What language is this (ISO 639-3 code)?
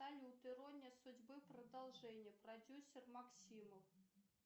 rus